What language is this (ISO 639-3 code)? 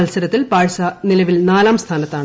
mal